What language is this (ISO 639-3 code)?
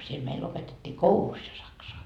fin